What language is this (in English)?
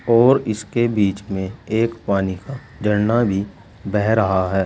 Hindi